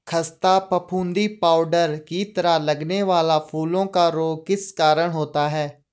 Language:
Hindi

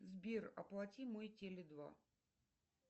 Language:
Russian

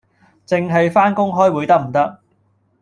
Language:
Cantonese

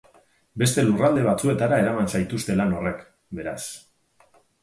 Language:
Basque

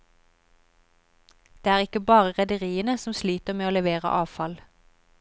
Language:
Norwegian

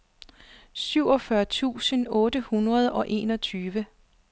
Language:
Danish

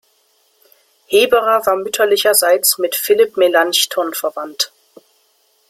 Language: German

